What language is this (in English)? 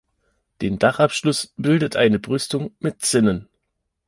German